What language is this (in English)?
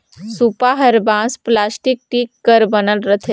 Chhattisgarhi